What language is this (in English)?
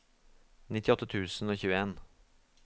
Norwegian